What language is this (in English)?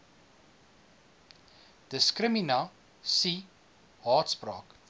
Afrikaans